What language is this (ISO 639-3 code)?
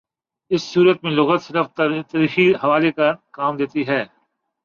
urd